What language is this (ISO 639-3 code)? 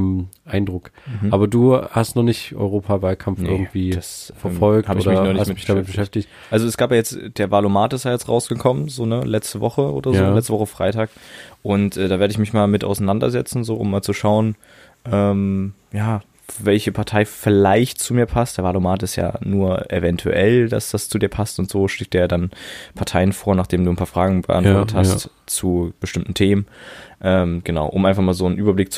deu